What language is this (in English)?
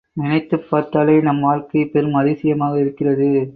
Tamil